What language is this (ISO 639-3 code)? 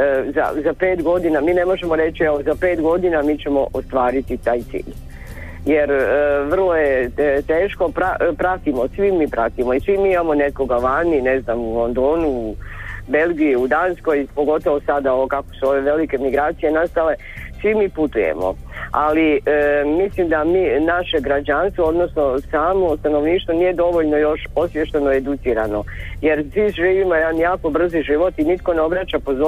hrv